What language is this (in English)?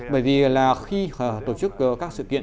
Vietnamese